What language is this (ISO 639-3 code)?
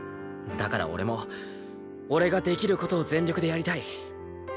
jpn